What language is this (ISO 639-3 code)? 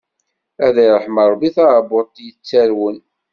kab